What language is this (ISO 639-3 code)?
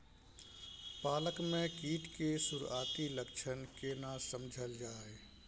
mai